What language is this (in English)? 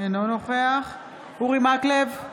Hebrew